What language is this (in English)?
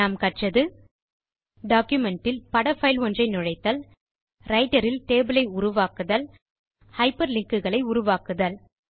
Tamil